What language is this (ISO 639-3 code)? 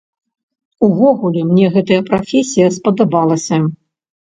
bel